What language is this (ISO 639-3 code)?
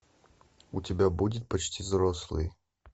rus